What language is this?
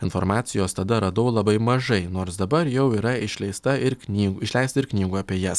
Lithuanian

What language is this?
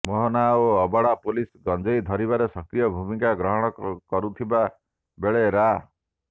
Odia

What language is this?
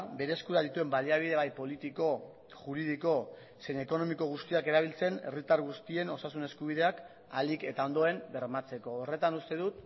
Basque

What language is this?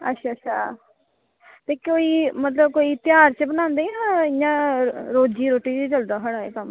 Dogri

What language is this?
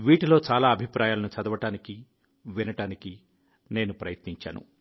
Telugu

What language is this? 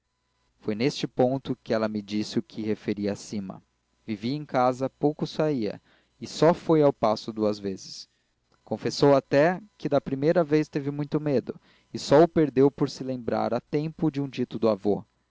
Portuguese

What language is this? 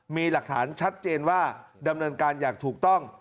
Thai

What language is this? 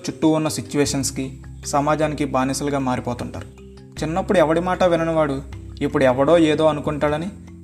Telugu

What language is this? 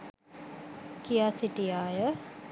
Sinhala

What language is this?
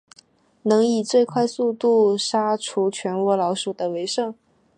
Chinese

